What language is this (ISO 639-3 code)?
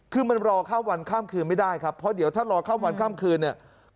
tha